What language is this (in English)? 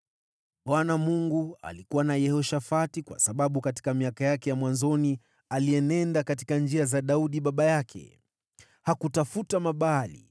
Swahili